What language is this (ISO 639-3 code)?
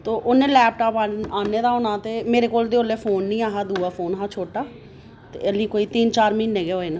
doi